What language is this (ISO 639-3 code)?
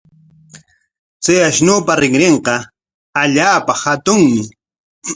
qwa